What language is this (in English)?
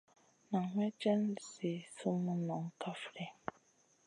Masana